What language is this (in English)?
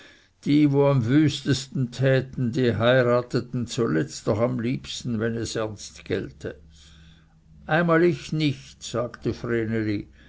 German